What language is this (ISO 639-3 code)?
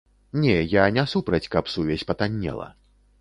bel